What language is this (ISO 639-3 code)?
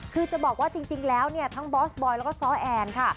tha